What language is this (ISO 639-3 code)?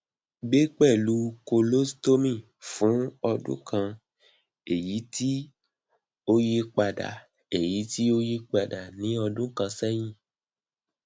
yor